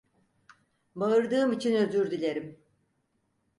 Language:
Turkish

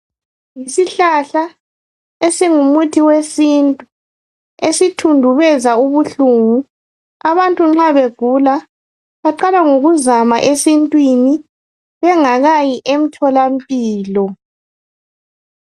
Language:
North Ndebele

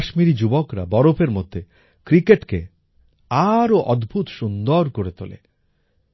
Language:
Bangla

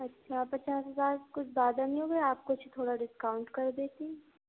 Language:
Urdu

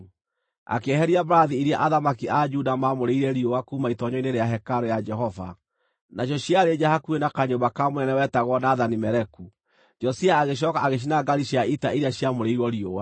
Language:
Kikuyu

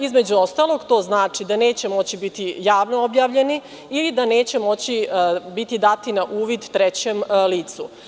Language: Serbian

